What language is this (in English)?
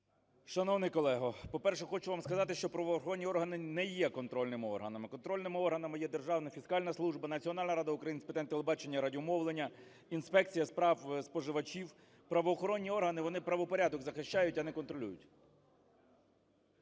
Ukrainian